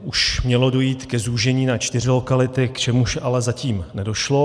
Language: Czech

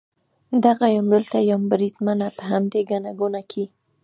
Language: Pashto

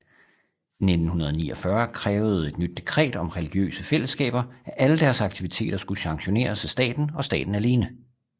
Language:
Danish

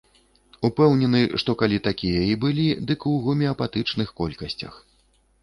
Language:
Belarusian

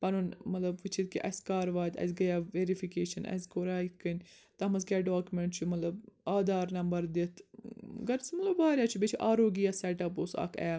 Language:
Kashmiri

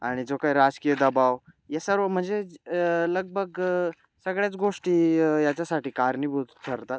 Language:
Marathi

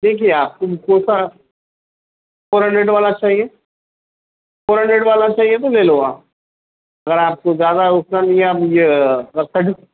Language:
Urdu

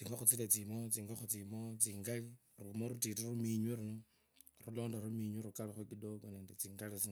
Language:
Kabras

